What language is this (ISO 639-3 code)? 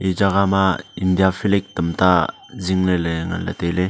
nnp